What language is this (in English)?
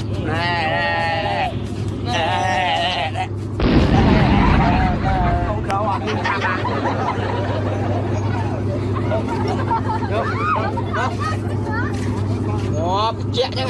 Vietnamese